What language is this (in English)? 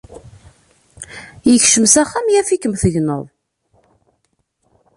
Kabyle